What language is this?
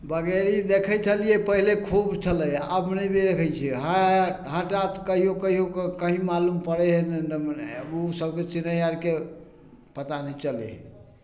Maithili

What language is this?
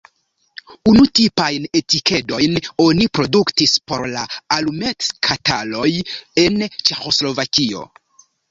Esperanto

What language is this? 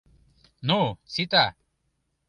Mari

